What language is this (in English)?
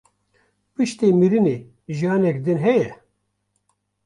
Kurdish